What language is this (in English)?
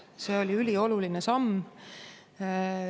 Estonian